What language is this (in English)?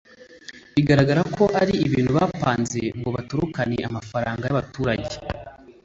Kinyarwanda